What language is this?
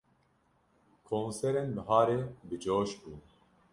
Kurdish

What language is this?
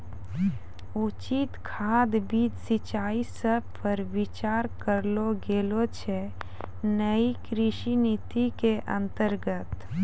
Maithili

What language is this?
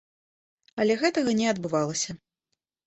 Belarusian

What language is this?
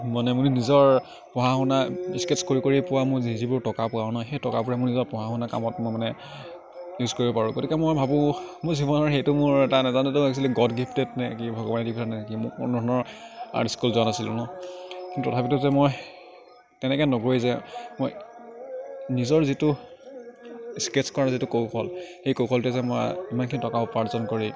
Assamese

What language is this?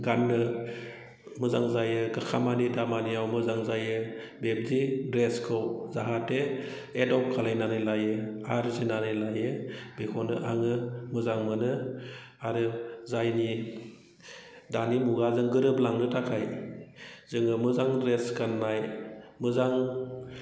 Bodo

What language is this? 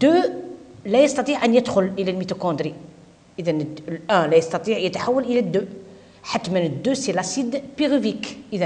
Arabic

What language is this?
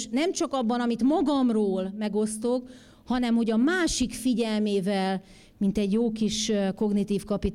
Hungarian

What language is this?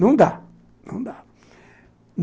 Portuguese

